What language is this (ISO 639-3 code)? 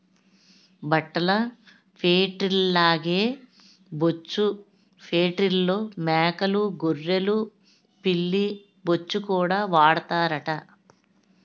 tel